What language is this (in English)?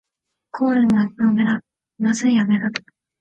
Japanese